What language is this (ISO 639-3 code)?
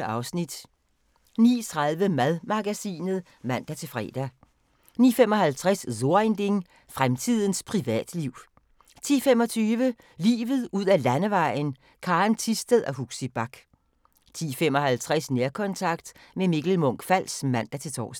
dan